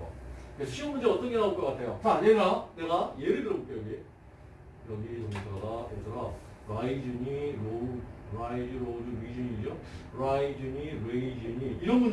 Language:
Korean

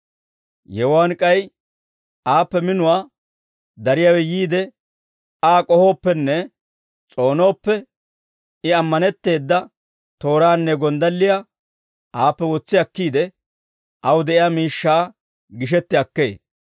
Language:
Dawro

